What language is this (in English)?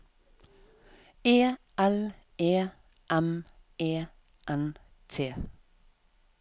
Norwegian